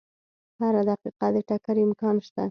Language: Pashto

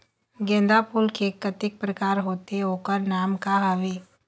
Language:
Chhattisgarhi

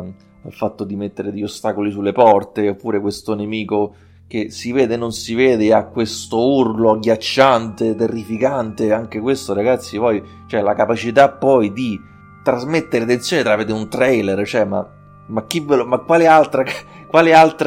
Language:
Italian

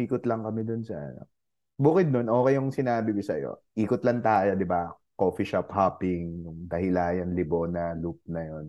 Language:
Filipino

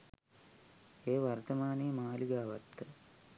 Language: Sinhala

